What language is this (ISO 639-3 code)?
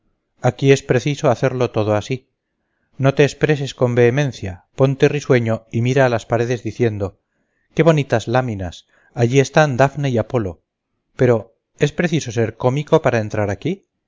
spa